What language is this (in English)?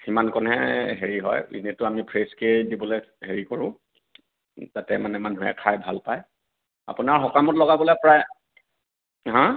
Assamese